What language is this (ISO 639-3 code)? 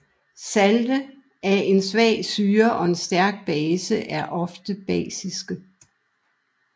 dan